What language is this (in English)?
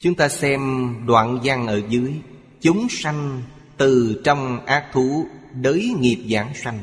Vietnamese